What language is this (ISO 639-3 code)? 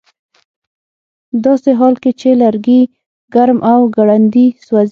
pus